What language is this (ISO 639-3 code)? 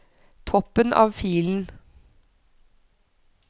nor